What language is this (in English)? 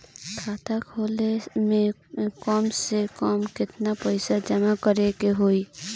Bhojpuri